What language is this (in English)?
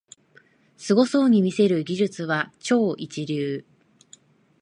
Japanese